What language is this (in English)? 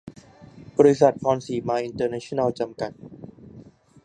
Thai